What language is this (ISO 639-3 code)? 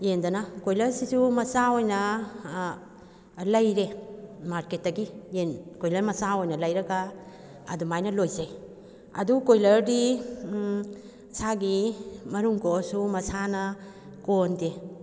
mni